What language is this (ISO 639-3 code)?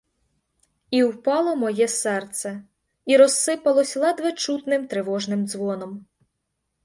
ukr